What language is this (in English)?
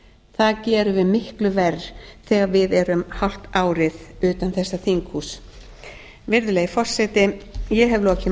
Icelandic